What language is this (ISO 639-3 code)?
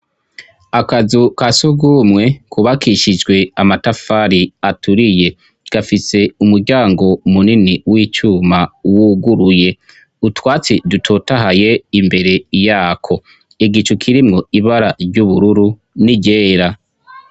run